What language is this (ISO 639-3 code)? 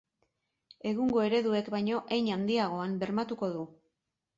eus